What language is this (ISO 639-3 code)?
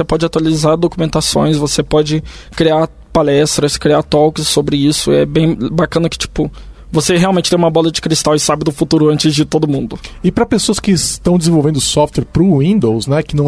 por